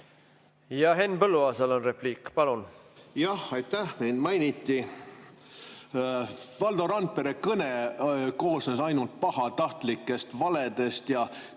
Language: Estonian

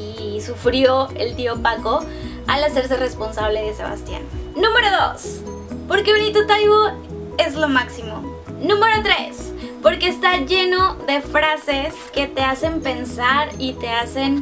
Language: Spanish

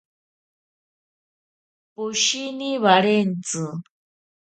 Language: Ashéninka Perené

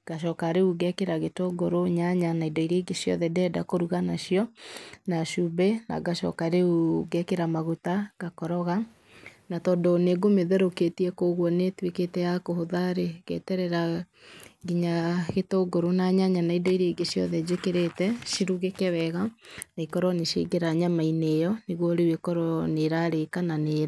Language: Kikuyu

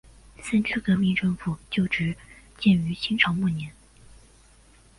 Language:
Chinese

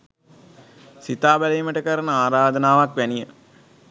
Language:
Sinhala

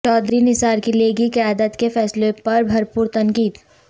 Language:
Urdu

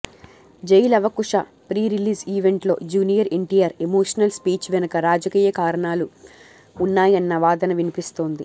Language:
Telugu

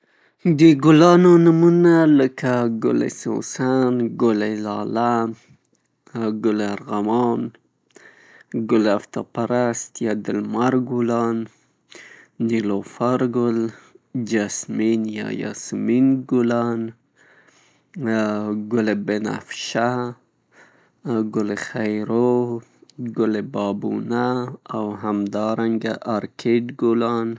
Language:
Pashto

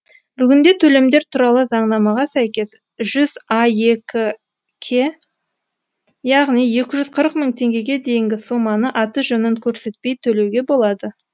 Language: Kazakh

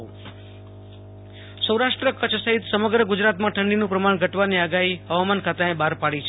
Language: Gujarati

